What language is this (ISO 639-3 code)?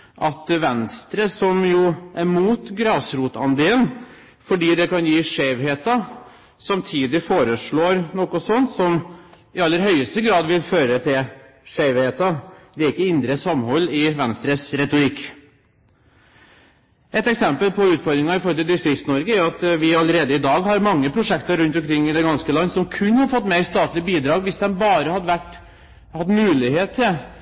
nob